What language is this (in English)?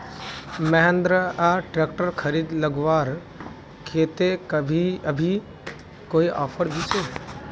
Magahi